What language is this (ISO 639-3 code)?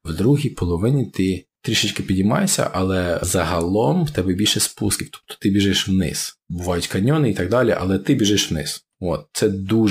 ukr